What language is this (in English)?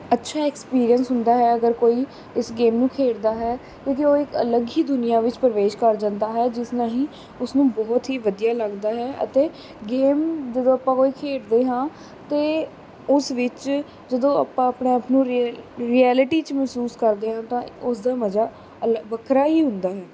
Punjabi